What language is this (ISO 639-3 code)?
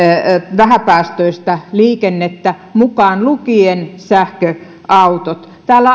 fin